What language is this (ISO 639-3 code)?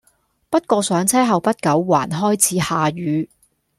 yue